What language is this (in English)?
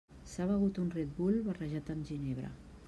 Catalan